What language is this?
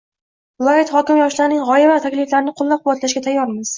Uzbek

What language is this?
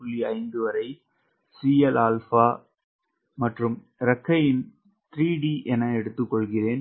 Tamil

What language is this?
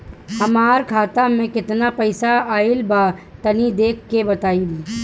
Bhojpuri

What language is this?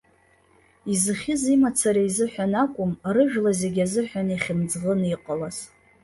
Abkhazian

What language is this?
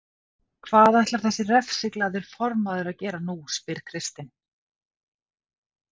Icelandic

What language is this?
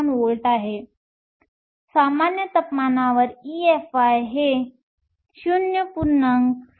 Marathi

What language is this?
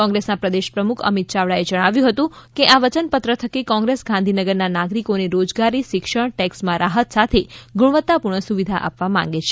Gujarati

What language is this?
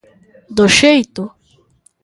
Galician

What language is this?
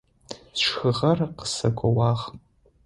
Adyghe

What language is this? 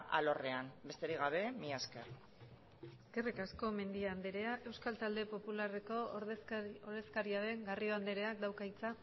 Basque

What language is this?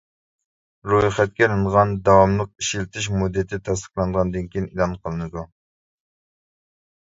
Uyghur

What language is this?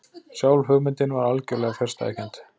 Icelandic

